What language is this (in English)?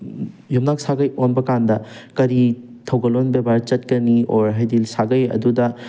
Manipuri